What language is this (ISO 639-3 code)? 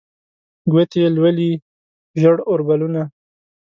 pus